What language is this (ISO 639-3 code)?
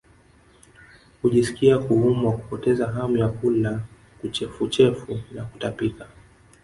swa